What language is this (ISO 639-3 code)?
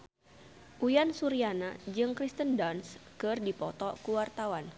sun